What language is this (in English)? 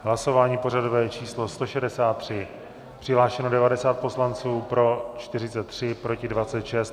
Czech